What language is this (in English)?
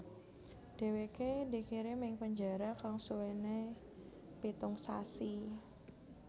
Javanese